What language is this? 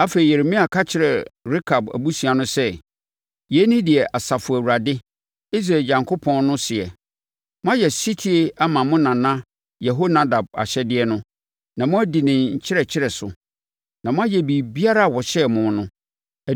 Akan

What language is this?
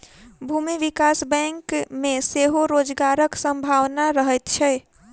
Maithili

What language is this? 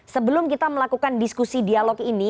Indonesian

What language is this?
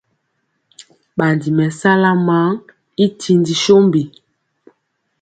Mpiemo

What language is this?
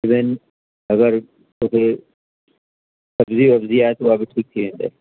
Sindhi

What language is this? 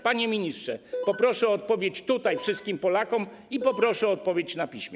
Polish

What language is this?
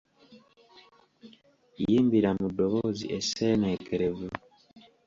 Ganda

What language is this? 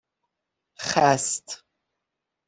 Persian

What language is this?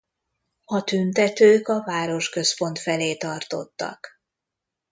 Hungarian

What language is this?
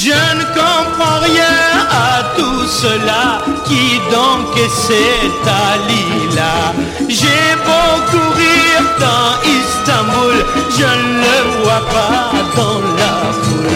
Turkish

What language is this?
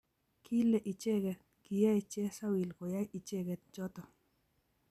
Kalenjin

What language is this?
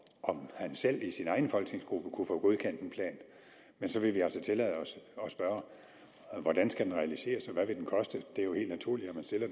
Danish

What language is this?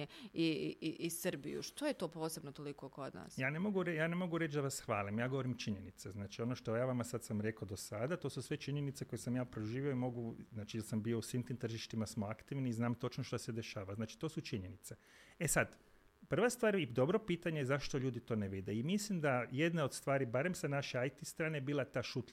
Croatian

